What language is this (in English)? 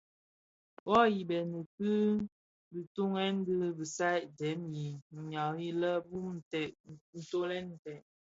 Bafia